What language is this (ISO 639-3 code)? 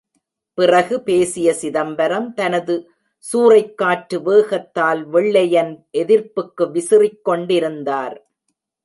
tam